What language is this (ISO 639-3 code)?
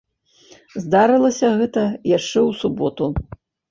bel